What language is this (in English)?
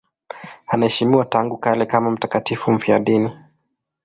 Swahili